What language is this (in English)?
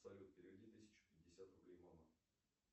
Russian